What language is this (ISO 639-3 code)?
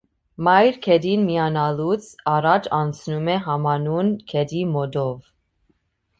hye